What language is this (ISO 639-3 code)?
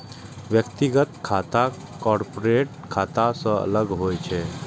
mai